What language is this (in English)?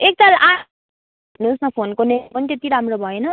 Nepali